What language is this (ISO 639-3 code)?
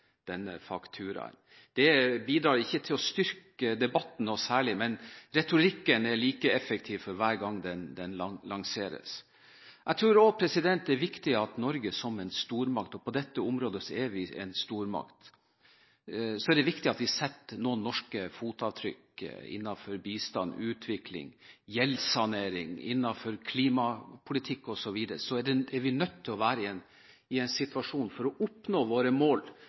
nob